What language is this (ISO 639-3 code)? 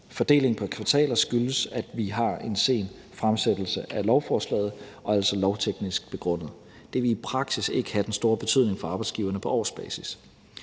dan